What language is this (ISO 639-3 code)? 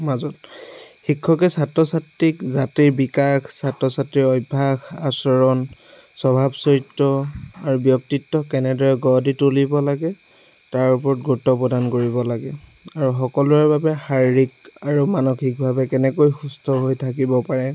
asm